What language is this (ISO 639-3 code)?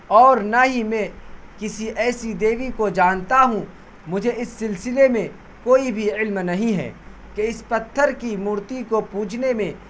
urd